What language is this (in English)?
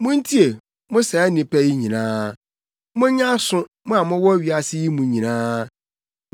Akan